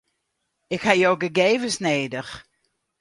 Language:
Western Frisian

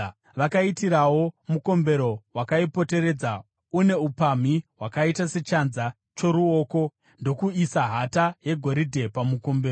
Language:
Shona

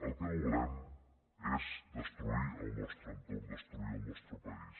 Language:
Catalan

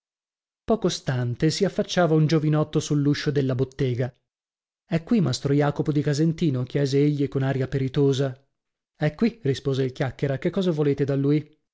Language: Italian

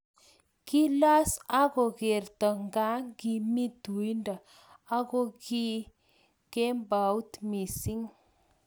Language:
Kalenjin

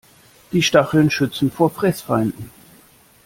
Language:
German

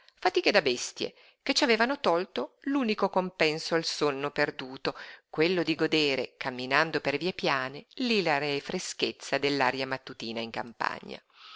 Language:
Italian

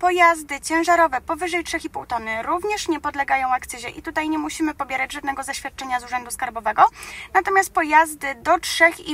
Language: Polish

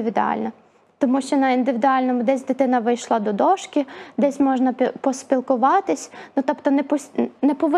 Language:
Ukrainian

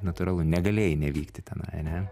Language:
Lithuanian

